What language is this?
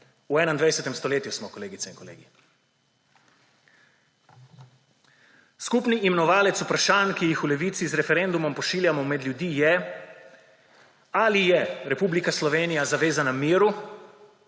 Slovenian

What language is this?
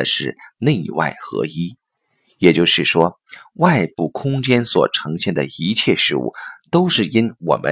Chinese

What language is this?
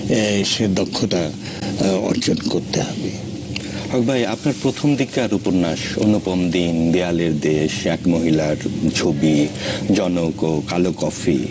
Bangla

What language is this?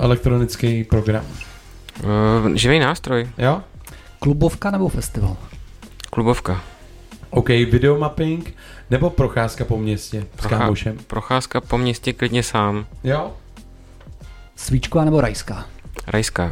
Czech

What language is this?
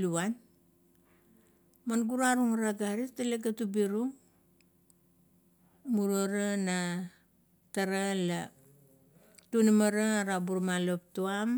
Kuot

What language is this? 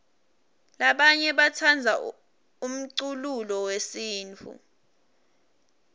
Swati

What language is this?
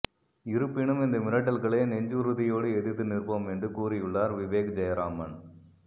Tamil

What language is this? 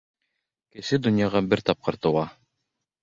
Bashkir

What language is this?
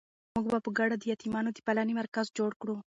Pashto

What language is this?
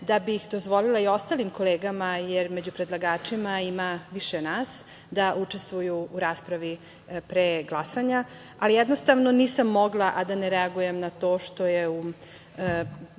Serbian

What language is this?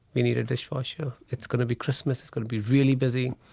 English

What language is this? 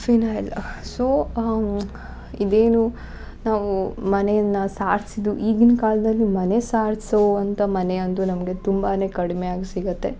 Kannada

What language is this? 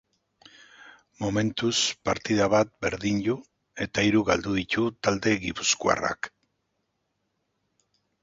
Basque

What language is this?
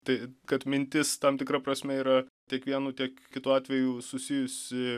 Lithuanian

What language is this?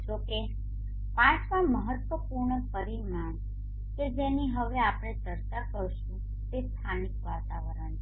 Gujarati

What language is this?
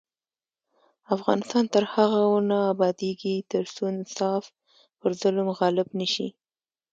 Pashto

